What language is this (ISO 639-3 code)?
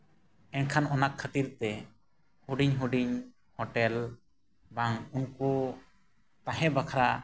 sat